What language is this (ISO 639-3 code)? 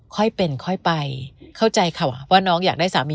tha